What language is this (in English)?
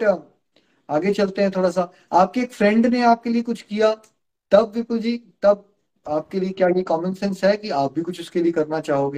Hindi